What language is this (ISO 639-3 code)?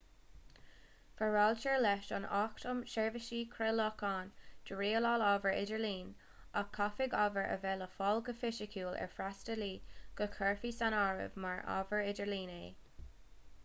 gle